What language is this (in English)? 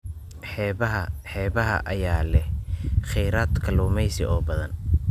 Somali